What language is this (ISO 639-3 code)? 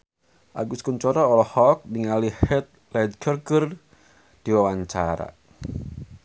sun